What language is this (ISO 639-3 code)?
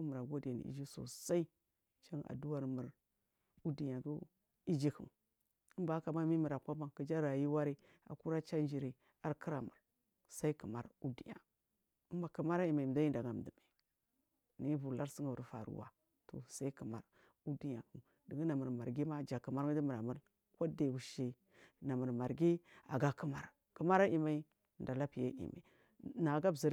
mfm